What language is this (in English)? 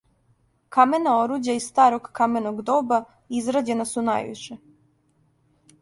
Serbian